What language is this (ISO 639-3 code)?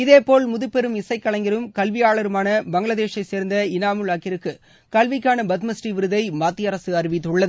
tam